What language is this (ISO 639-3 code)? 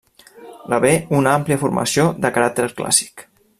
cat